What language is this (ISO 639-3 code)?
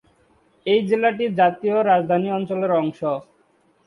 ben